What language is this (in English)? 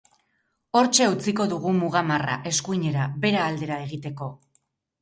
Basque